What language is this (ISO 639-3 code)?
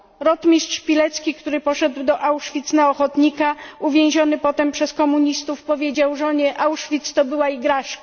pol